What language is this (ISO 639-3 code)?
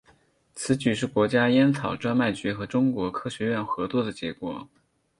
zho